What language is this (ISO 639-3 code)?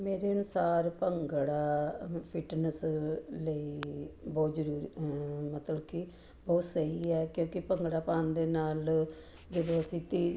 pan